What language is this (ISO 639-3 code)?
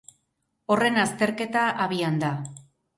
eus